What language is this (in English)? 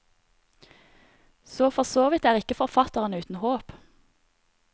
Norwegian